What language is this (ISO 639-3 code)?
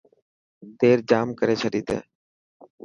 mki